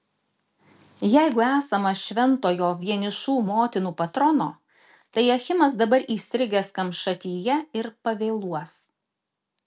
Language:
Lithuanian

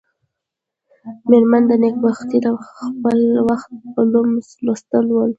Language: Pashto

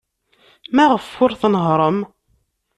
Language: Kabyle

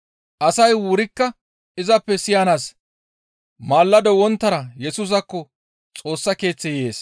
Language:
Gamo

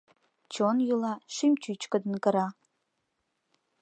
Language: Mari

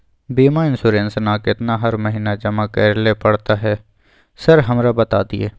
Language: Maithili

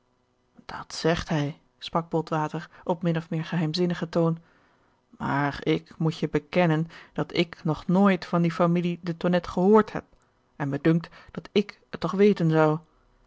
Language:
Dutch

